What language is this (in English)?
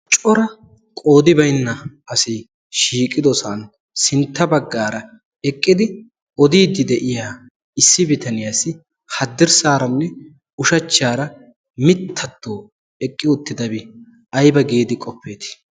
Wolaytta